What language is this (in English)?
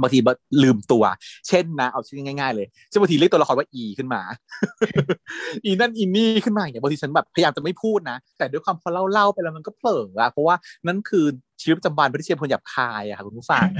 Thai